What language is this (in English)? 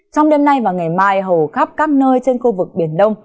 Vietnamese